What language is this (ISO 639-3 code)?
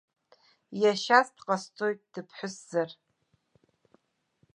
abk